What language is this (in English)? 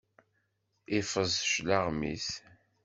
Kabyle